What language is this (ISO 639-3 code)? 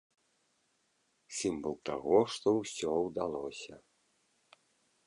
bel